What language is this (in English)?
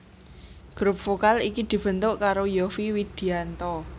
Javanese